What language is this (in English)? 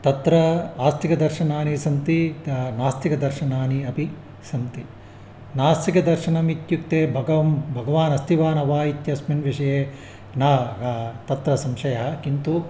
Sanskrit